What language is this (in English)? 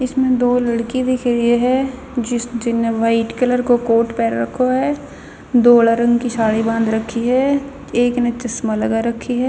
Haryanvi